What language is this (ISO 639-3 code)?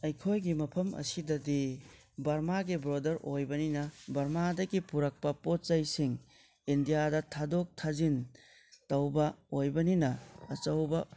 mni